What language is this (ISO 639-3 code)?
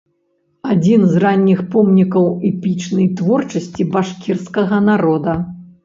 bel